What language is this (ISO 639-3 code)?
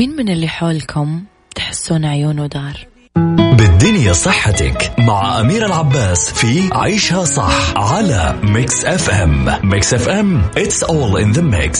ara